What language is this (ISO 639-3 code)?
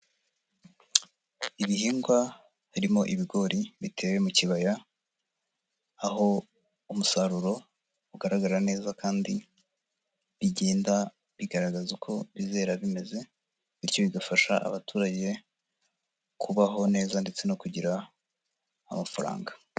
kin